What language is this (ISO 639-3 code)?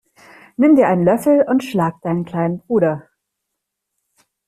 deu